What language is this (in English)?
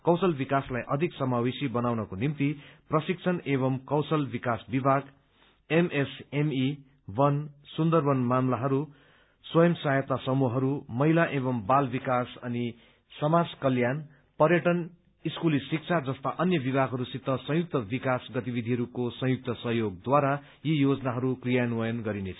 Nepali